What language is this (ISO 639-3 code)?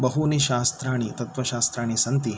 san